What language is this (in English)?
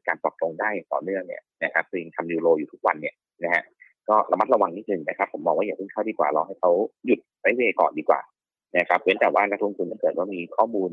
Thai